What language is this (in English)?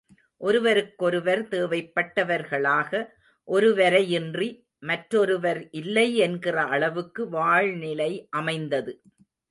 Tamil